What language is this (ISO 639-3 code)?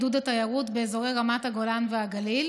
heb